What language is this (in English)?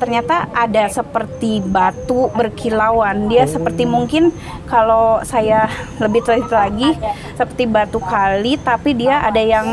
Indonesian